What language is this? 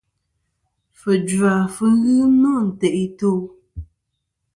Kom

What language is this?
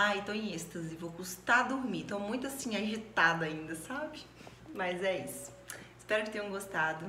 Portuguese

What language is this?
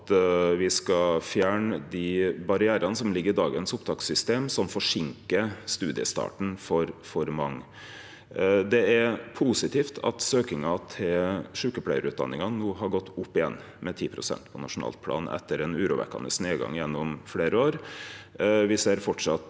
Norwegian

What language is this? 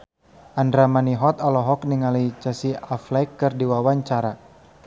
Sundanese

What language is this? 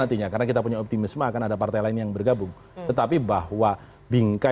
Indonesian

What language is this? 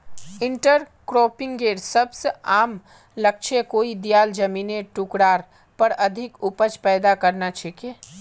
Magahi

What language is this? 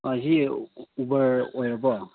Manipuri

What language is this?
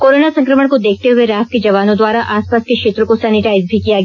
Hindi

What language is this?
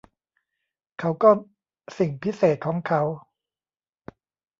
Thai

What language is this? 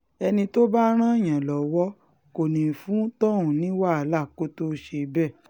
Yoruba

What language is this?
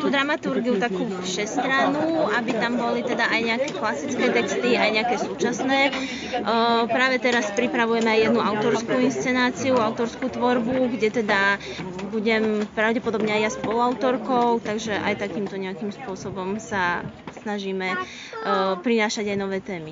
Czech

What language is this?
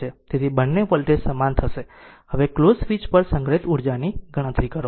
Gujarati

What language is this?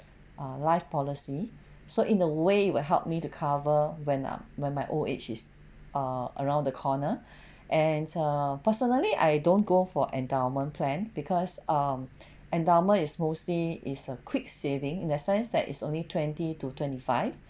English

